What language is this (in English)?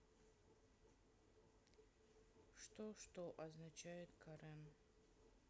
Russian